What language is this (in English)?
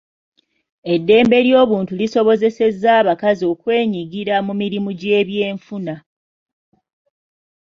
Ganda